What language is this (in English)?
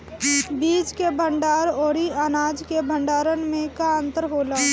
Bhojpuri